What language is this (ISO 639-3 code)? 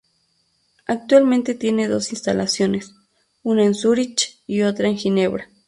spa